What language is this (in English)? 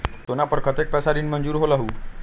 Magahi